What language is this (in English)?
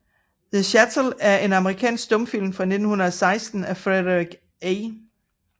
Danish